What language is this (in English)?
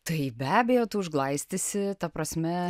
Lithuanian